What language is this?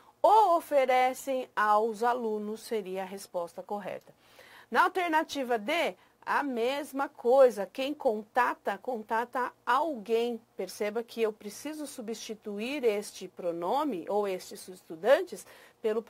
Portuguese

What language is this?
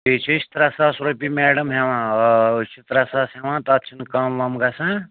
Kashmiri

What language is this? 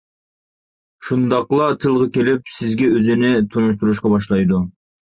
Uyghur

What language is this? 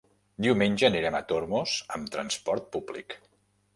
Catalan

